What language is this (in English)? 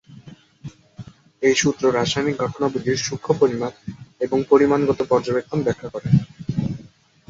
Bangla